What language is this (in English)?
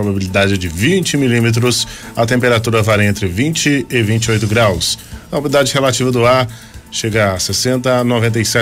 Portuguese